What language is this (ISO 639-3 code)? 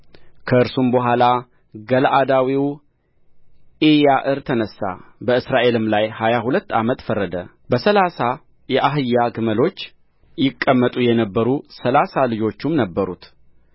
amh